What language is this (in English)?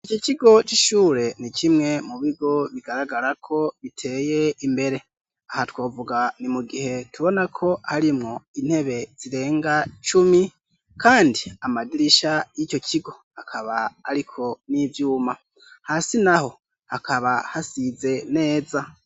Rundi